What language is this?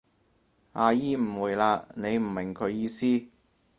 Cantonese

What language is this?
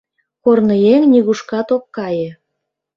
Mari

